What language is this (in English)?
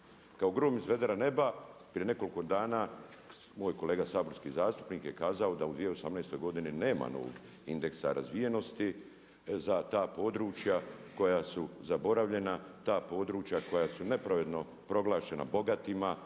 Croatian